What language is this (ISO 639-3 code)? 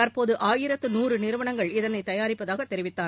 tam